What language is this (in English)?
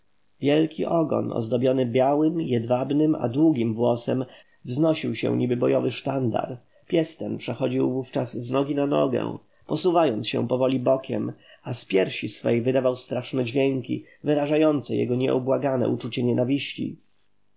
Polish